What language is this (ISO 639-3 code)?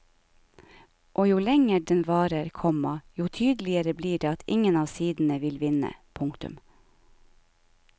nor